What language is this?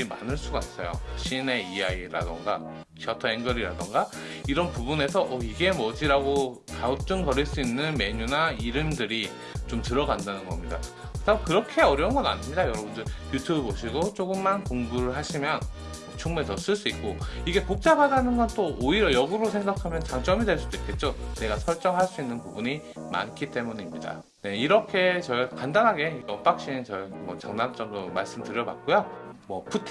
Korean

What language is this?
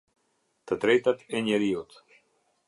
Albanian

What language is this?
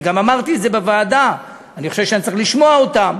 Hebrew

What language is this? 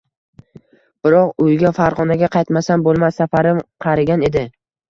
Uzbek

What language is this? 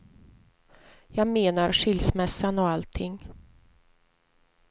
Swedish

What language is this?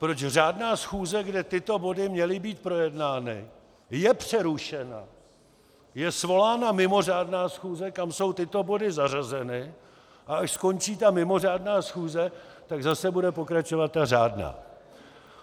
Czech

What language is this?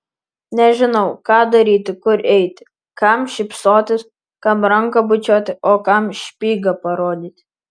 Lithuanian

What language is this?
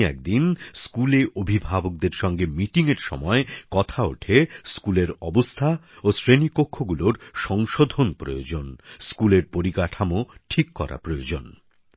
Bangla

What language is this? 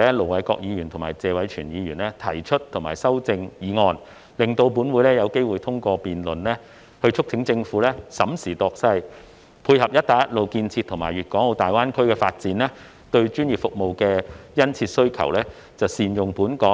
Cantonese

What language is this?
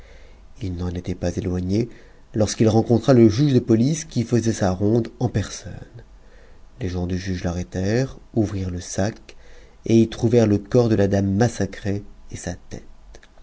French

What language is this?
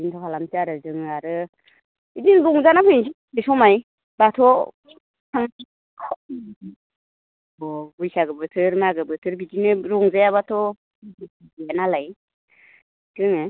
Bodo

